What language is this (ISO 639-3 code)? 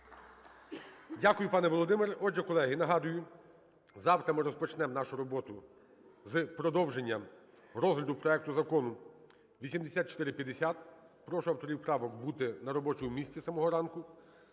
ukr